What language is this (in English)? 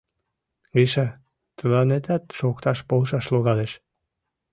Mari